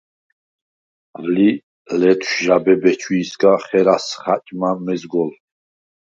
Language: Svan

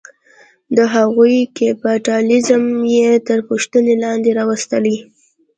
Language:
Pashto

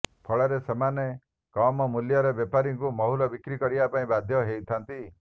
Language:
Odia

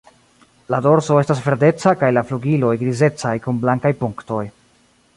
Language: Esperanto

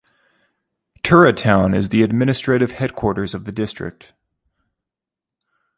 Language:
English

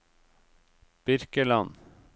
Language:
Norwegian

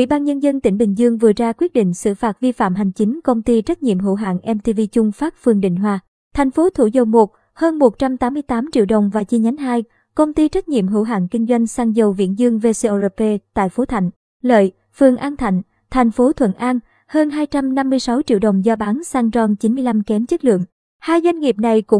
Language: Vietnamese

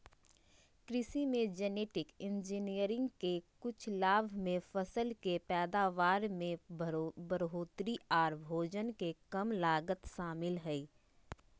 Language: Magahi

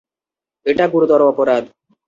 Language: Bangla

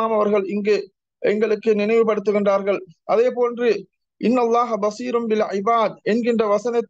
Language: Tamil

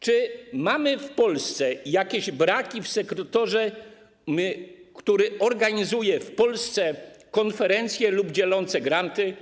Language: Polish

